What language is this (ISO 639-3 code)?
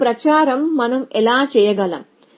tel